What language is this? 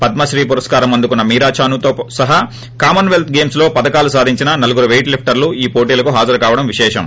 Telugu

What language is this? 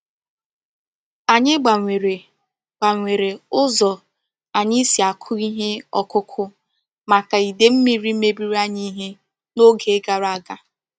Igbo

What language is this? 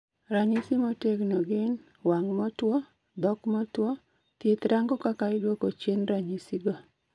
Luo (Kenya and Tanzania)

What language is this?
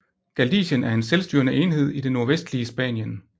Danish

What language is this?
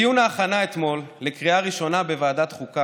Hebrew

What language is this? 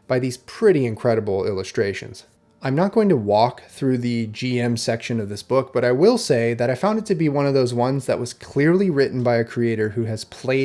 English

